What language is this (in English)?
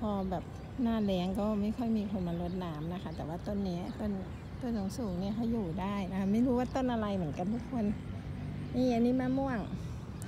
Thai